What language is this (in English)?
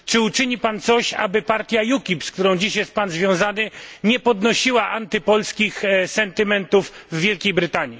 Polish